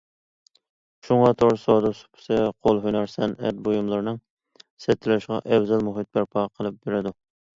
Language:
Uyghur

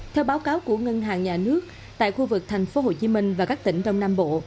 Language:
Vietnamese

